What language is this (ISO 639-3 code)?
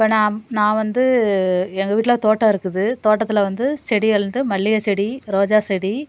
tam